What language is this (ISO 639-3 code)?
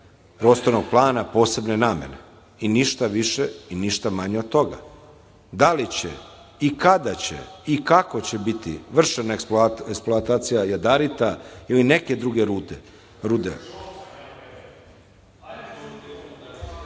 srp